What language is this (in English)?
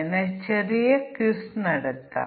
Malayalam